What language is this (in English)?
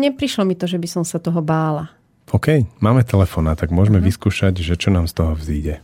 Slovak